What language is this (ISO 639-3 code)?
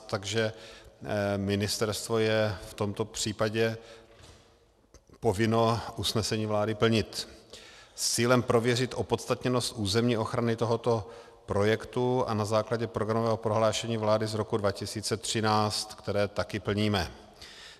ces